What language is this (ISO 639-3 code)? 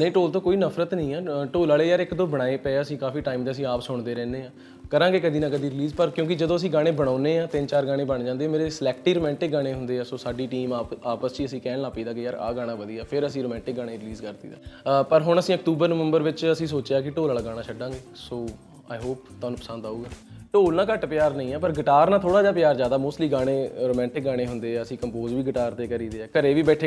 pan